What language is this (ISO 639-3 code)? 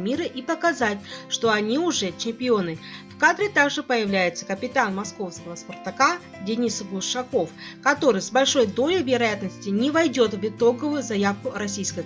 rus